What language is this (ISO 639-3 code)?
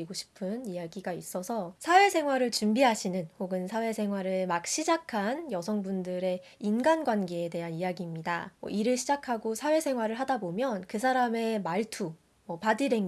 kor